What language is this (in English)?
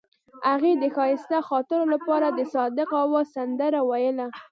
Pashto